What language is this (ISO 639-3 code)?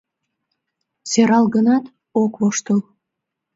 chm